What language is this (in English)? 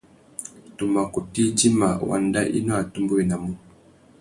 Tuki